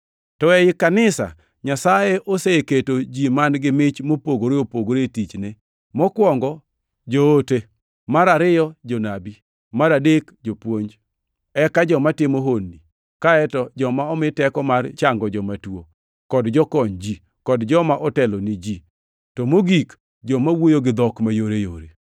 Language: Luo (Kenya and Tanzania)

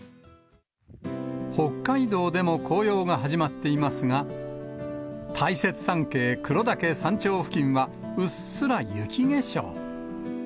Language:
Japanese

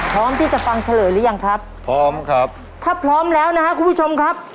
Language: Thai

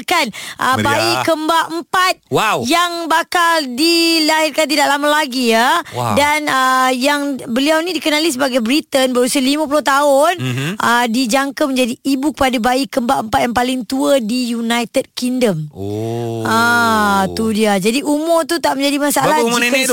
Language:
Malay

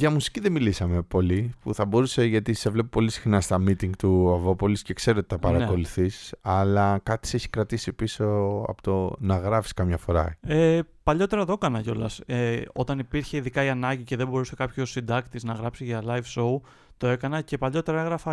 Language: Greek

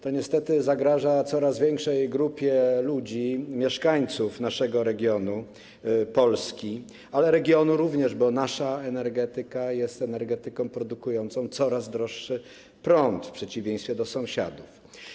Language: Polish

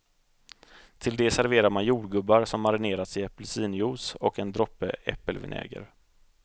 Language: Swedish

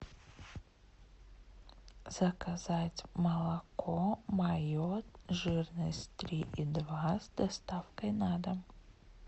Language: Russian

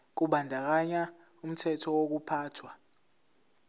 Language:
Zulu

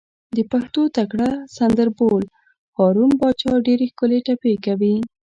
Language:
Pashto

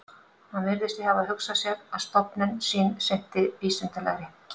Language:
Icelandic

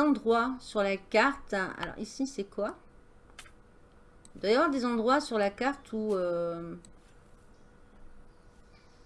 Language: French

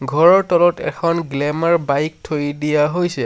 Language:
Assamese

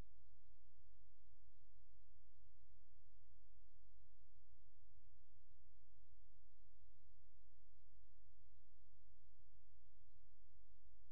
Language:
English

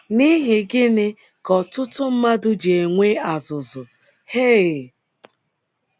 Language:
Igbo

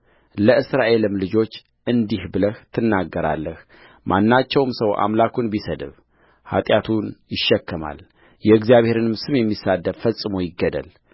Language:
Amharic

